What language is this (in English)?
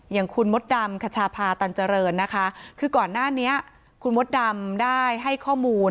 Thai